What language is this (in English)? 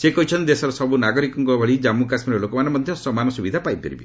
Odia